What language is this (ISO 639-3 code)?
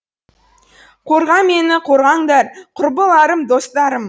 kaz